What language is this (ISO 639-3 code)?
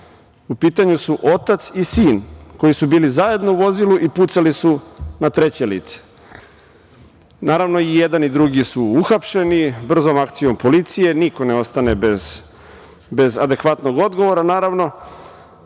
srp